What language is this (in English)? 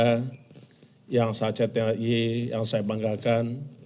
Indonesian